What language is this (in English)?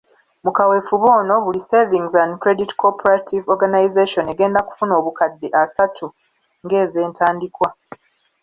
Ganda